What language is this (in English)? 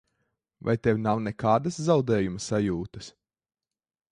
Latvian